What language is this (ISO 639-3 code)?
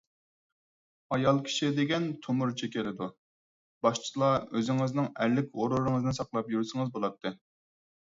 uig